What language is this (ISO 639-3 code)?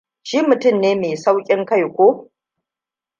hau